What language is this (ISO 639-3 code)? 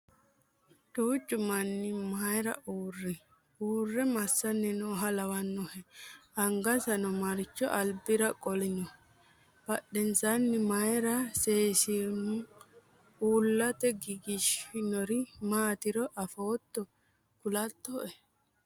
sid